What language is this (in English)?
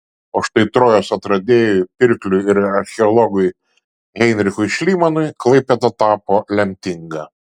Lithuanian